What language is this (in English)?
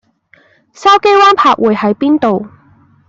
Cantonese